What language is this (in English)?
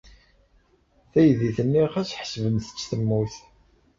Kabyle